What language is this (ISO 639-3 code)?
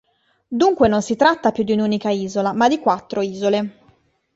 ita